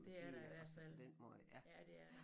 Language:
Danish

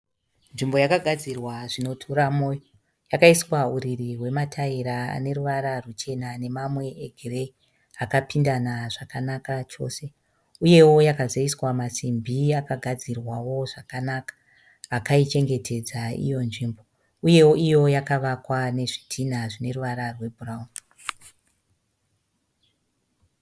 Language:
Shona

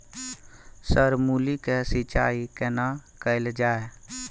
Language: Maithili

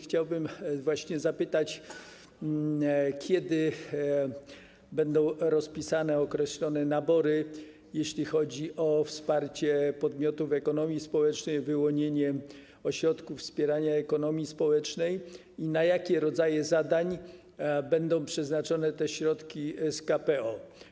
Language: Polish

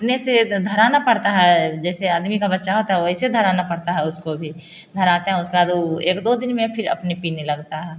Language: Hindi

